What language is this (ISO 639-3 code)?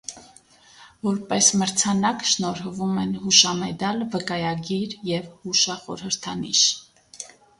hye